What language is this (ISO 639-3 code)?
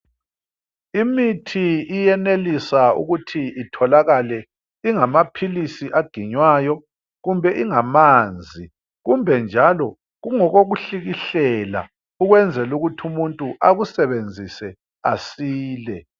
nde